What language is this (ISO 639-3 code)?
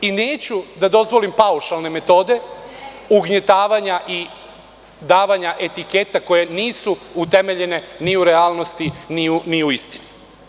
srp